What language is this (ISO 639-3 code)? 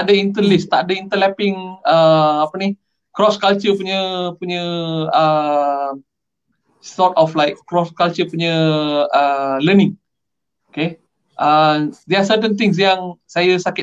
msa